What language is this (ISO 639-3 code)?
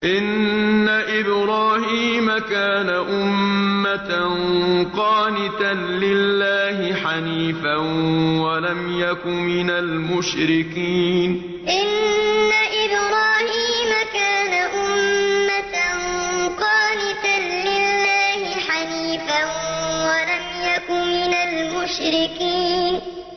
ara